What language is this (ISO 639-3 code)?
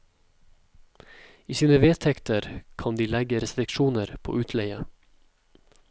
nor